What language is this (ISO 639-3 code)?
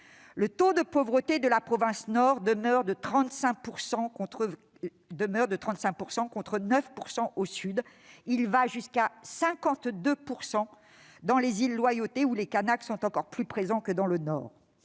fra